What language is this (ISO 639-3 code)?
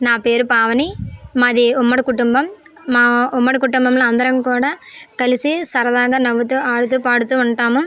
tel